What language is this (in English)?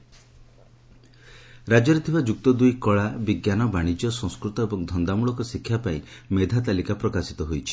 Odia